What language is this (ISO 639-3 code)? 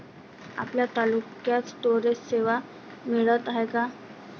mar